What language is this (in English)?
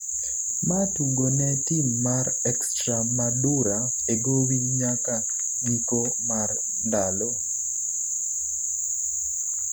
Luo (Kenya and Tanzania)